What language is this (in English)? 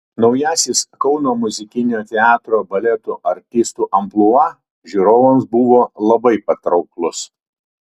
Lithuanian